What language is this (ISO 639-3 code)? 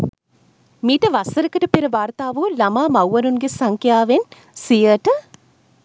sin